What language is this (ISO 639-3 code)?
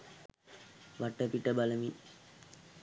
sin